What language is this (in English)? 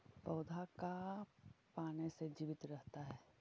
Magahi